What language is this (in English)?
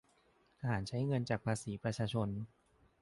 Thai